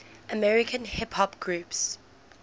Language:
English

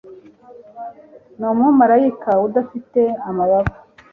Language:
Kinyarwanda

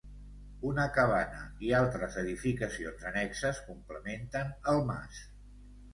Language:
Catalan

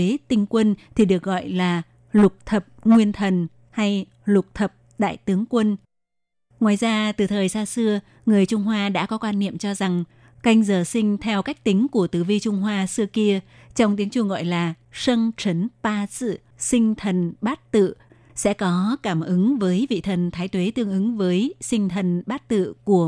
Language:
Vietnamese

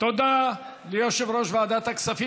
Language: Hebrew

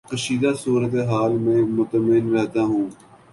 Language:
Urdu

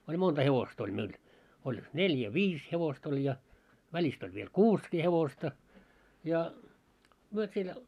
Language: Finnish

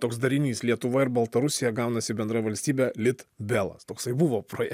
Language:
Lithuanian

